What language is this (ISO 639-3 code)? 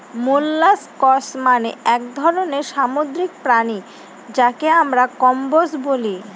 ben